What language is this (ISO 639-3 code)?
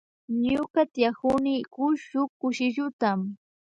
qvj